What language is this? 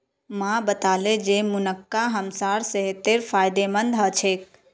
Magahi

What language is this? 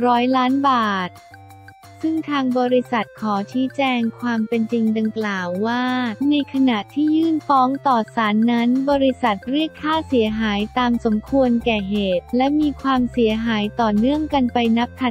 Thai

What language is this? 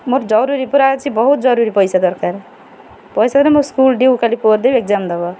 Odia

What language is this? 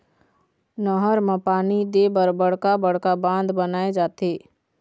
Chhattisgarhi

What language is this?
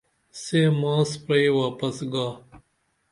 Dameli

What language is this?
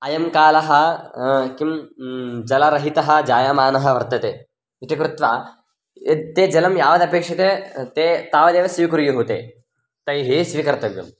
Sanskrit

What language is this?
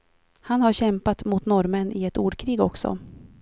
Swedish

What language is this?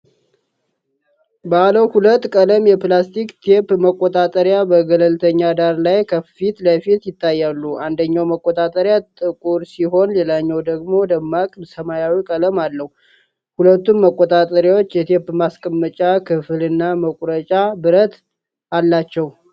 Amharic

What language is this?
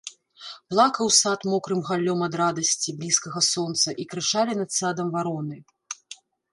Belarusian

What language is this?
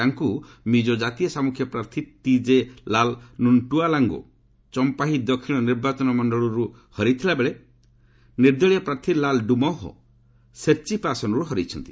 Odia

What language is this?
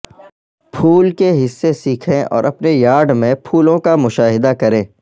Urdu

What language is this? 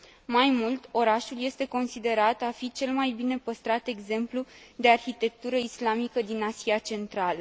Romanian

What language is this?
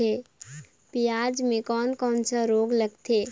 Chhattisgarhi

